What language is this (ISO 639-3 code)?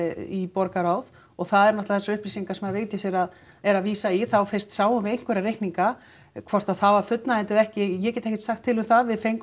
isl